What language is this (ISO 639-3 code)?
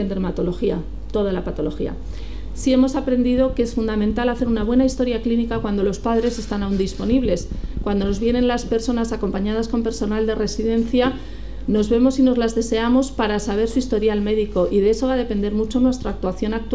spa